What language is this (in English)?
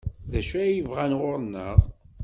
Kabyle